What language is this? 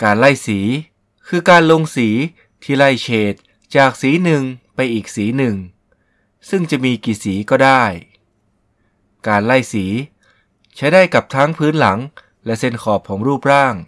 Thai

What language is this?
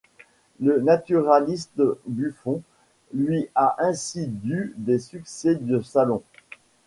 French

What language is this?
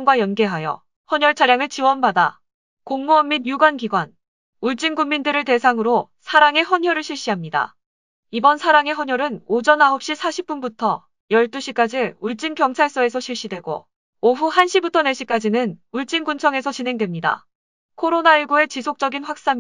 Korean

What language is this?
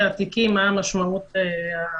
Hebrew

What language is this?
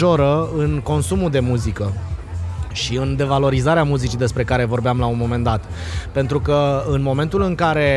Romanian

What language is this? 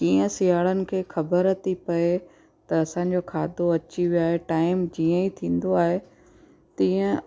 Sindhi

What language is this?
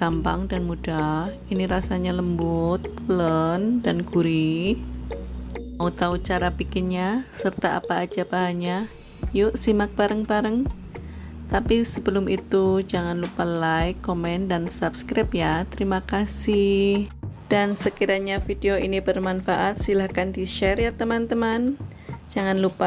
Indonesian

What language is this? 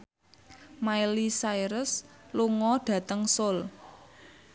Javanese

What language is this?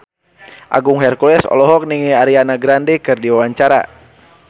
Sundanese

